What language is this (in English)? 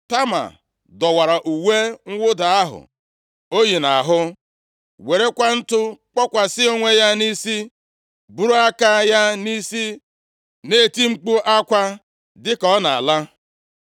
Igbo